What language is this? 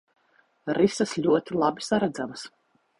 Latvian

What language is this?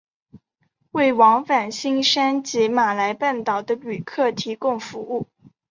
Chinese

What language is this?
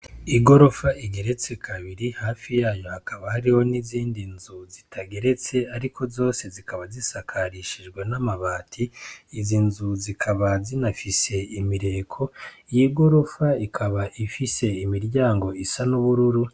Rundi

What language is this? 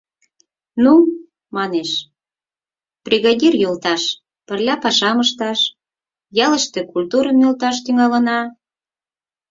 Mari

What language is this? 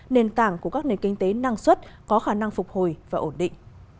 Vietnamese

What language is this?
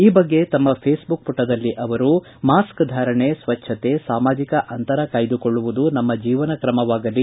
Kannada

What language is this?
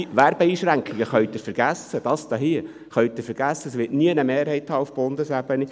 Swiss German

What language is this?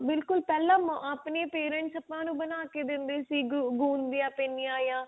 Punjabi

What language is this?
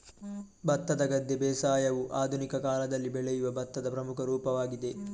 Kannada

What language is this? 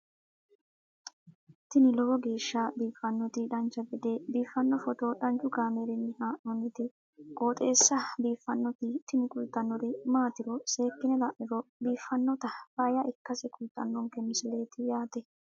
Sidamo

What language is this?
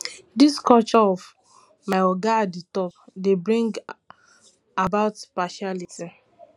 Nigerian Pidgin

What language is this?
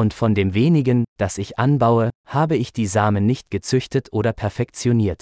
Filipino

